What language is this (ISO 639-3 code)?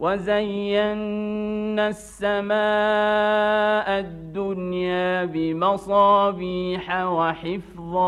ara